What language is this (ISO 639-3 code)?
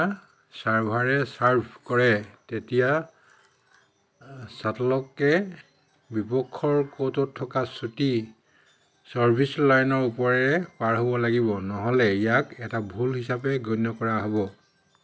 asm